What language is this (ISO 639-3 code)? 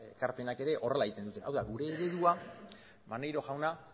eus